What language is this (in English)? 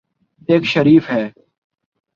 Urdu